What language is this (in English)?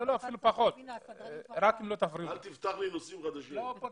Hebrew